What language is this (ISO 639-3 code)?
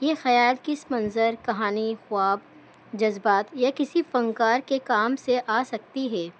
urd